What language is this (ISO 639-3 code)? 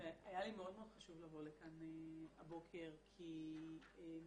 heb